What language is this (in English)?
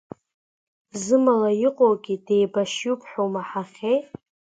Abkhazian